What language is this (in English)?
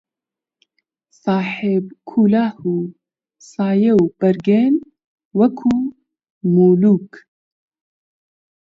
Central Kurdish